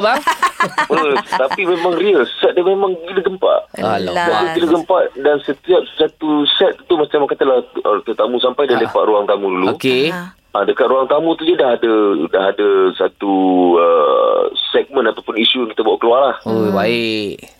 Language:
Malay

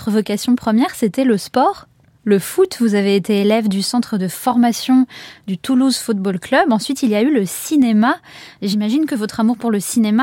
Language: French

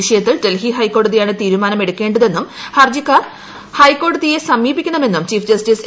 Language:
Malayalam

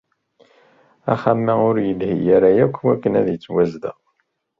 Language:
Kabyle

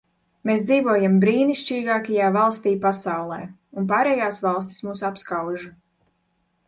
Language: Latvian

